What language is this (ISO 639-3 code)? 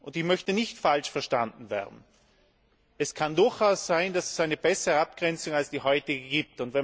deu